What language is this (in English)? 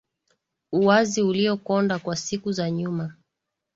Swahili